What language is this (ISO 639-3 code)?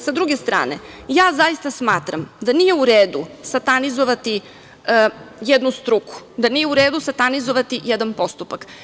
srp